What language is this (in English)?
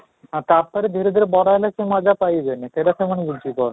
Odia